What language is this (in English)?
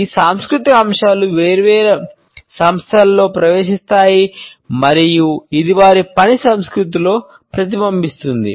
Telugu